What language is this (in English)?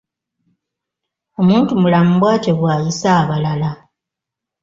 Ganda